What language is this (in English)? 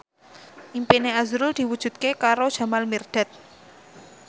Javanese